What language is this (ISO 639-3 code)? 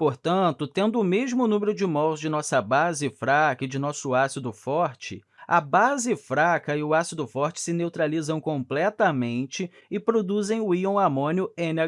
por